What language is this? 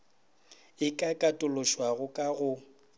Northern Sotho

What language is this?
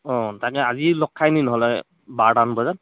Assamese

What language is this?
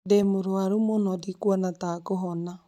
Kikuyu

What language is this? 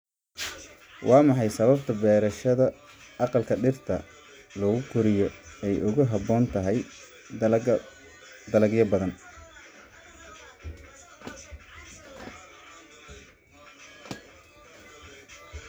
Somali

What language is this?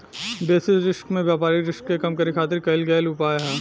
Bhojpuri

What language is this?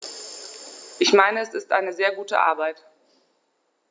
German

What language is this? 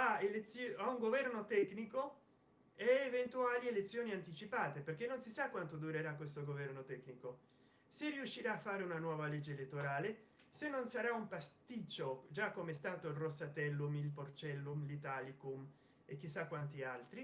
Italian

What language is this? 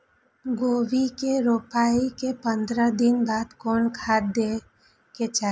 Maithili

